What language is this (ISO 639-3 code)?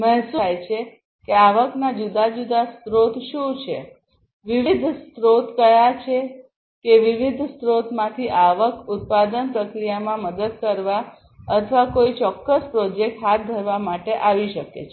guj